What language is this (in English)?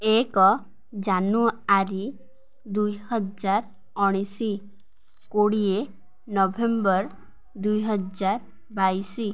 Odia